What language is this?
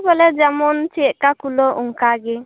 Santali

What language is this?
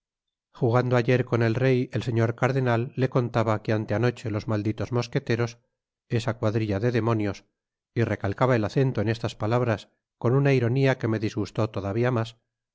Spanish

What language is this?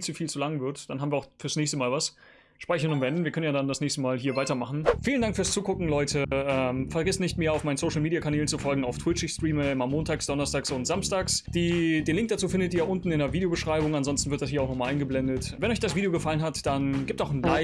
German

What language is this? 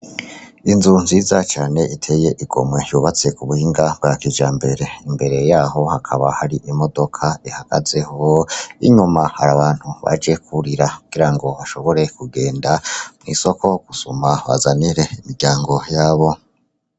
Rundi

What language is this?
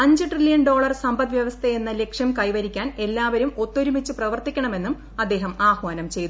Malayalam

